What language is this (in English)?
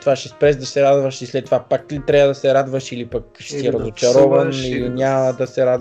Bulgarian